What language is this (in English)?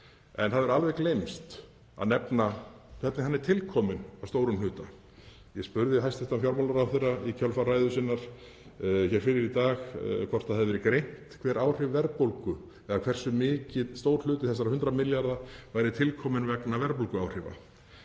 Icelandic